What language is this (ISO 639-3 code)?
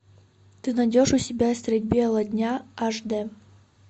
rus